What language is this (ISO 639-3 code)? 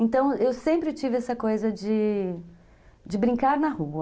por